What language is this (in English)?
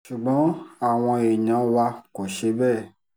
Yoruba